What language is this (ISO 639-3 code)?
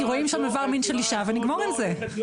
heb